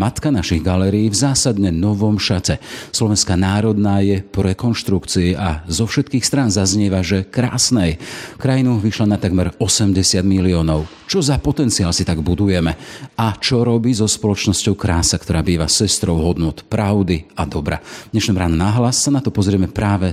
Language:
Slovak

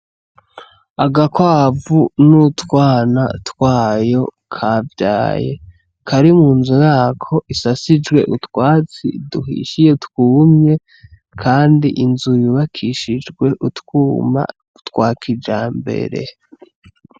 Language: Rundi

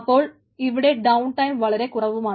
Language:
Malayalam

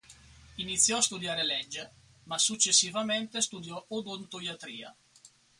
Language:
Italian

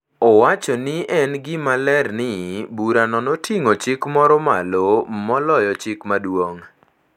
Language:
Luo (Kenya and Tanzania)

